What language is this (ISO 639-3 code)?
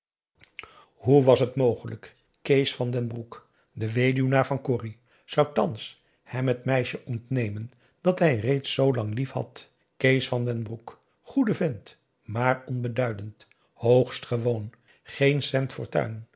nld